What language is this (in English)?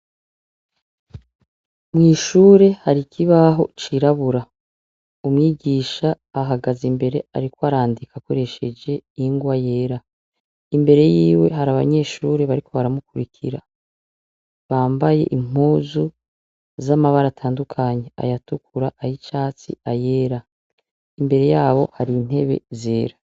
Rundi